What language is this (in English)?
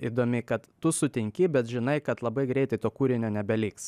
Lithuanian